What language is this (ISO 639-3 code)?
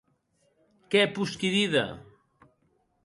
oci